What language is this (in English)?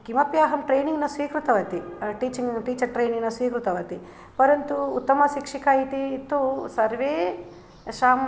Sanskrit